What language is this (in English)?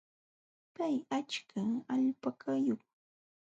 Jauja Wanca Quechua